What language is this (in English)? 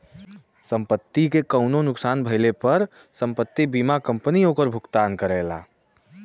Bhojpuri